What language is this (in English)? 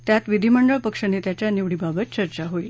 Marathi